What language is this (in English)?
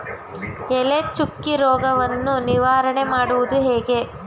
Kannada